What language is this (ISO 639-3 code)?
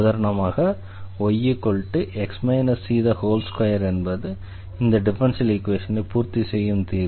tam